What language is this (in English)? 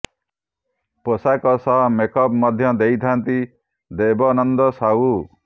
Odia